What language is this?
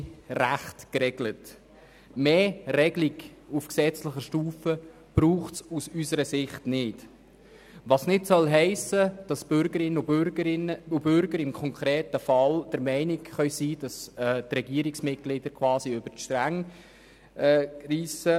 Swiss German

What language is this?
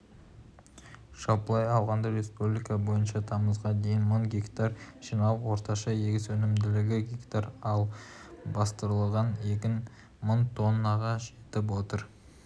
Kazakh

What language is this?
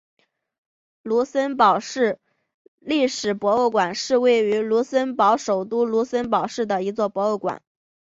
Chinese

